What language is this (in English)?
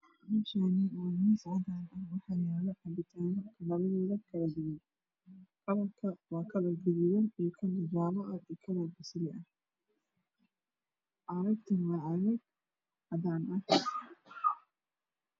Somali